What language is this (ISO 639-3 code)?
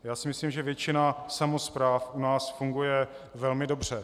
ces